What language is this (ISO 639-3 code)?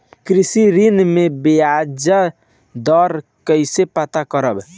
bho